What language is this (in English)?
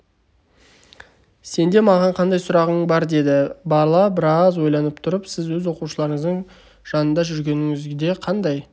Kazakh